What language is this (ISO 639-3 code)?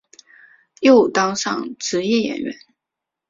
zho